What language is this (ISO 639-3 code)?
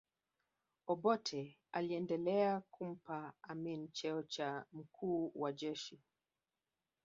swa